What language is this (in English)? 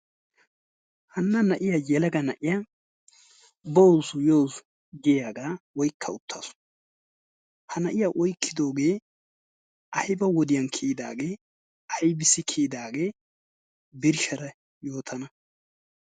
Wolaytta